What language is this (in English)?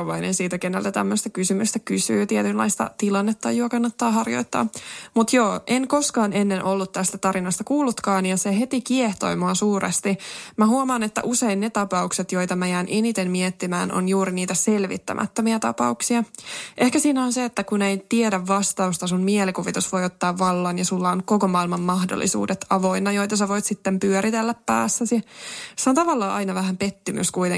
Finnish